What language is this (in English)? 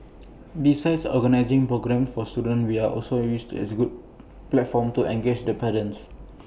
English